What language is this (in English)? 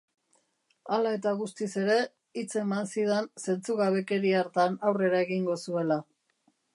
Basque